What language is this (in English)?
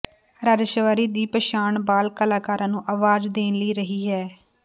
Punjabi